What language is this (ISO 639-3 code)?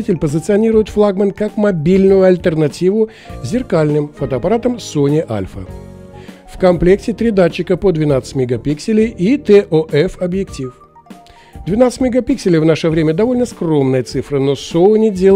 rus